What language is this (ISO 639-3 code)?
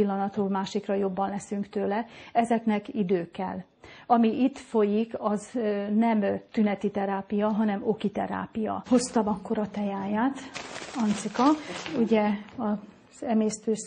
hun